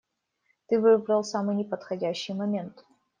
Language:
Russian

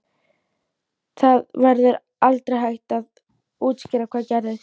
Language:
Icelandic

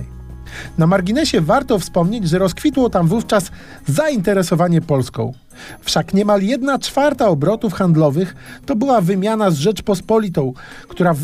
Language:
Polish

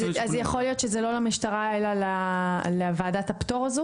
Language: Hebrew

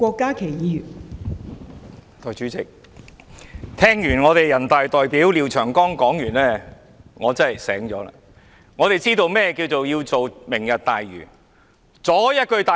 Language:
Cantonese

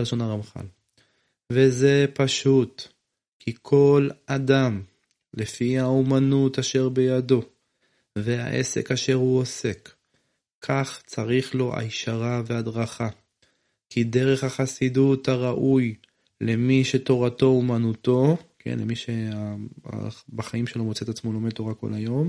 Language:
Hebrew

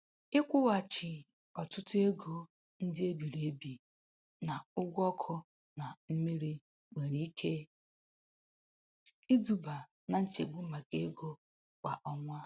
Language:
Igbo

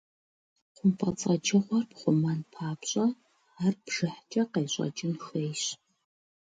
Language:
Kabardian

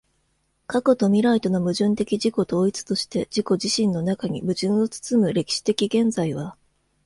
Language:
Japanese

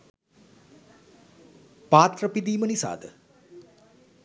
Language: Sinhala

